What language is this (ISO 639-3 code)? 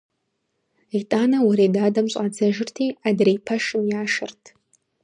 kbd